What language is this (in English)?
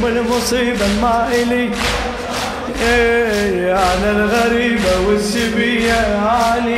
Arabic